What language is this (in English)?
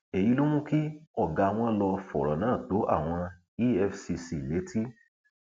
Yoruba